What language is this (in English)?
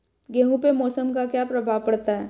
Hindi